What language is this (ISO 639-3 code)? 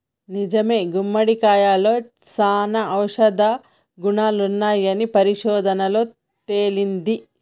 tel